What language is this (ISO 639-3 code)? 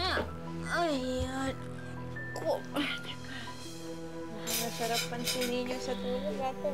fil